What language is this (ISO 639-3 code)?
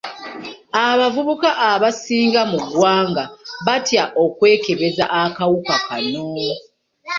lug